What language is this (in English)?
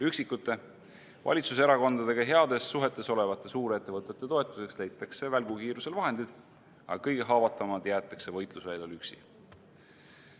Estonian